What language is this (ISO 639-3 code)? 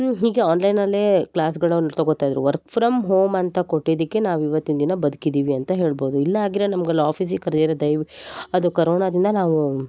kan